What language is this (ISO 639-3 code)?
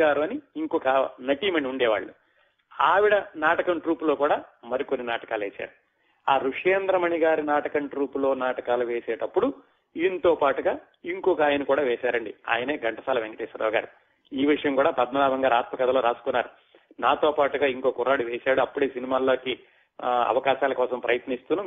tel